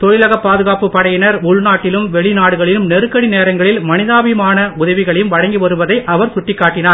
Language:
Tamil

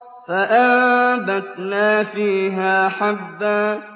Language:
Arabic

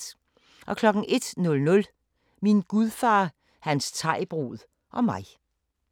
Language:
Danish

